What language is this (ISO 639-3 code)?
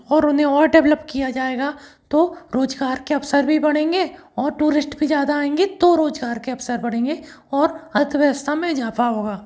hin